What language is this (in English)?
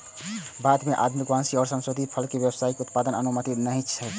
Maithili